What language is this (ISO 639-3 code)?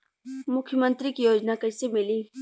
bho